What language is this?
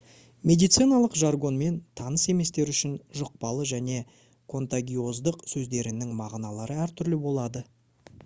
Kazakh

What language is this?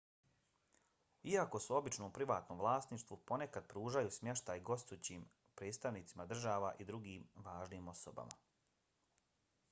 Bosnian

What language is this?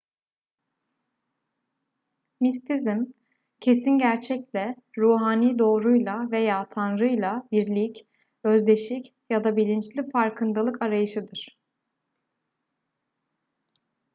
Turkish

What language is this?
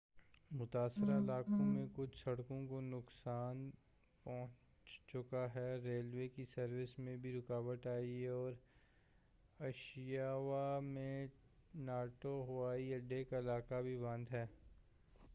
Urdu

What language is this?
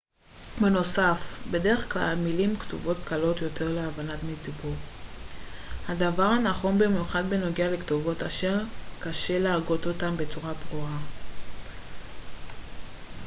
Hebrew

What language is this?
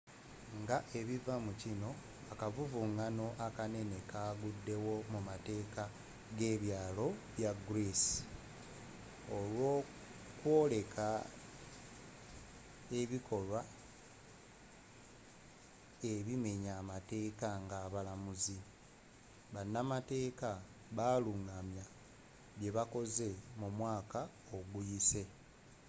Ganda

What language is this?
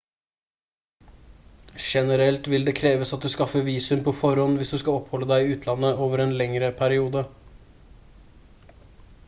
Norwegian Bokmål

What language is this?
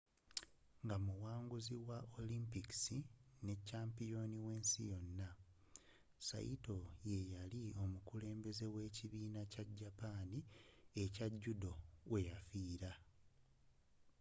Ganda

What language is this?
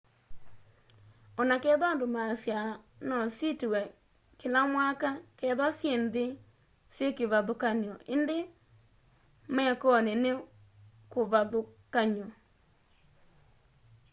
Kamba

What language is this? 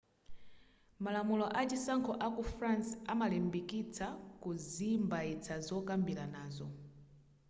Nyanja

